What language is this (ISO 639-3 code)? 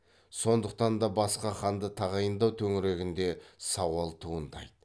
kaz